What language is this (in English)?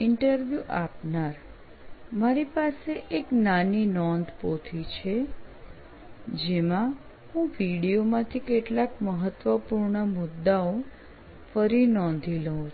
Gujarati